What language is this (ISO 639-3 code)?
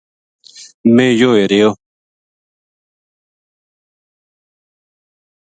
gju